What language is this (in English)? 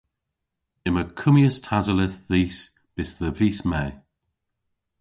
Cornish